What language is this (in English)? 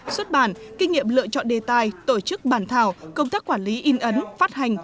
Vietnamese